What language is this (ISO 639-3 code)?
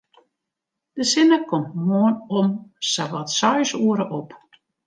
fry